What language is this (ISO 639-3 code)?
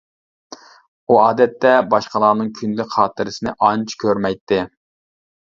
uig